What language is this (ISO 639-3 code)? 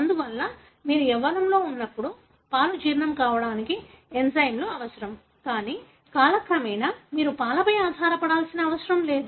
tel